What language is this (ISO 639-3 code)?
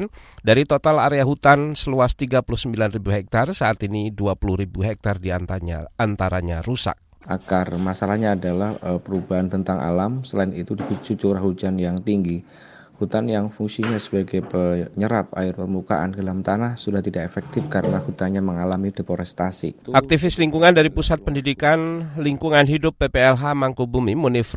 ind